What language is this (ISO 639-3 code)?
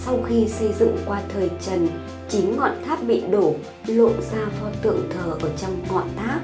vie